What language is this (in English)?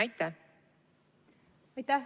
Estonian